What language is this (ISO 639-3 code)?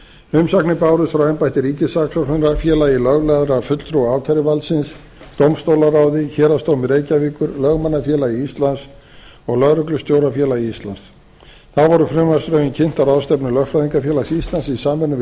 isl